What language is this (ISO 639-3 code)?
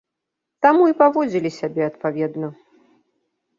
bel